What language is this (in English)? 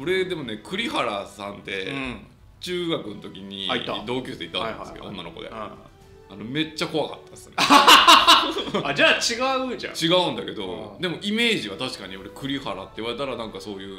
Japanese